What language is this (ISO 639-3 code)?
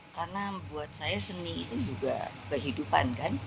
ind